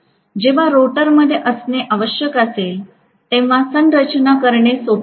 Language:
Marathi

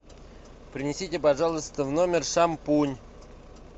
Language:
Russian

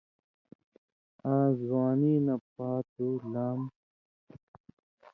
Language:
Indus Kohistani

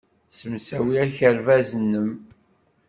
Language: Kabyle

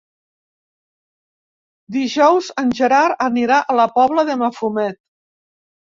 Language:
Catalan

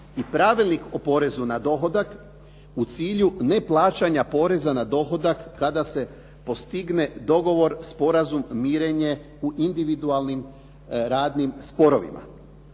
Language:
Croatian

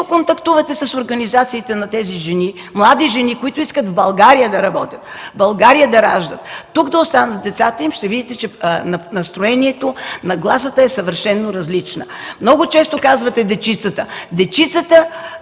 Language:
Bulgarian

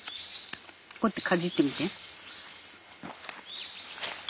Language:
Japanese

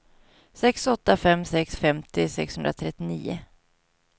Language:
Swedish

